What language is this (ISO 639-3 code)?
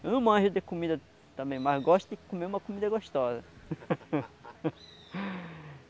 por